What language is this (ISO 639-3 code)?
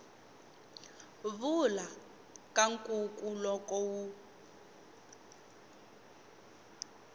tso